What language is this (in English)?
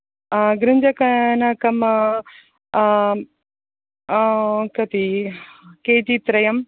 Sanskrit